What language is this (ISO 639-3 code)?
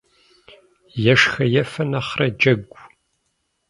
kbd